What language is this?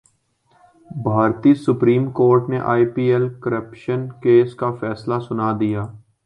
Urdu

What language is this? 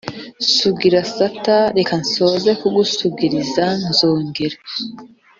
Kinyarwanda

